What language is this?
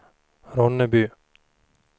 Swedish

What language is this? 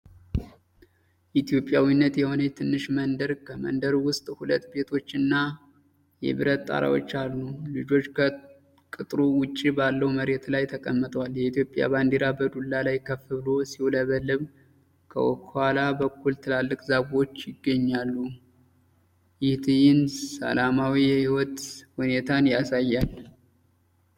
Amharic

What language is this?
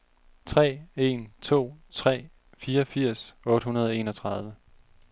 Danish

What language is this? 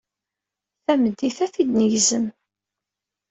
Kabyle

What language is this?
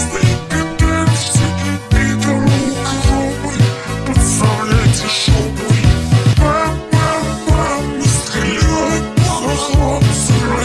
Abkhazian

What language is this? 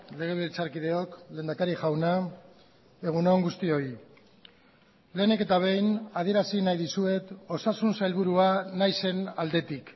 Basque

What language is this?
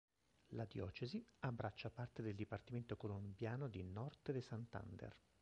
Italian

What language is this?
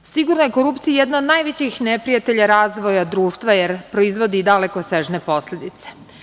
Serbian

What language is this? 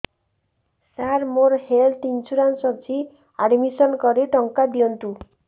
Odia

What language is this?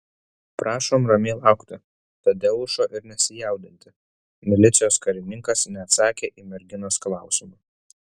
Lithuanian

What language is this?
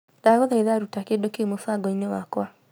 Kikuyu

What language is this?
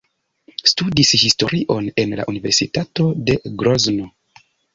Esperanto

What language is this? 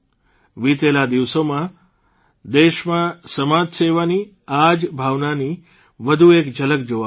Gujarati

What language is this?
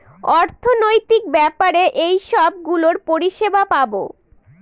Bangla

